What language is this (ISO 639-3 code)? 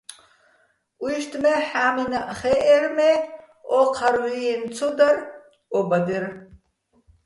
bbl